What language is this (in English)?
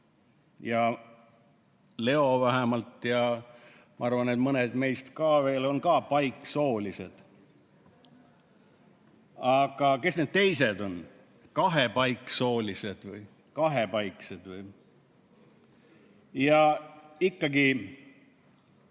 Estonian